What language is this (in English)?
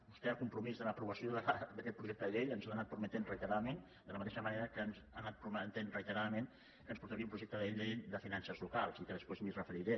Catalan